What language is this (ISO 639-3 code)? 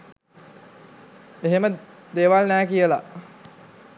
sin